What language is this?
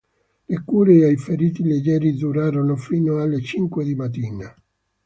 Italian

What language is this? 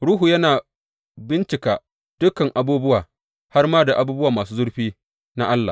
Hausa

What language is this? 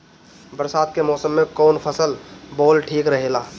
Bhojpuri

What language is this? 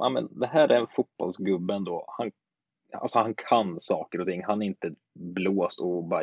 Swedish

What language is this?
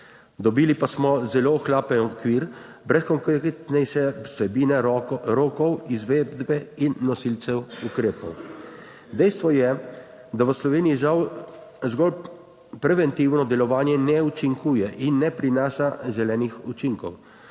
Slovenian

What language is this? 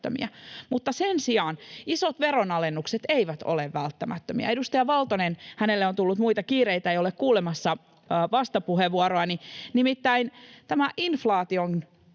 Finnish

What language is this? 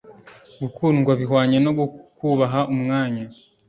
Kinyarwanda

